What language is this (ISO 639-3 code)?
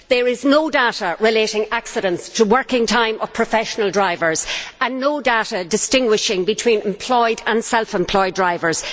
eng